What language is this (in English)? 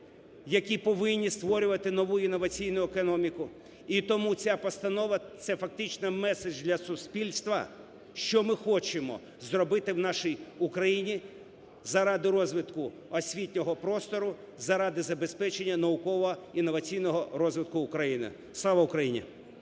Ukrainian